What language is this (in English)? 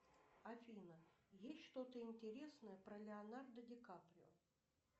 Russian